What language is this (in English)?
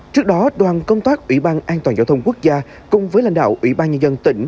Vietnamese